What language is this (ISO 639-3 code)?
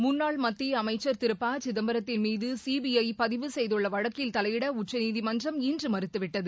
tam